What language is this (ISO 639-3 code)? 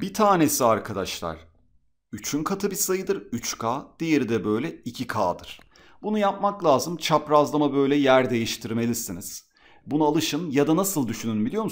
tur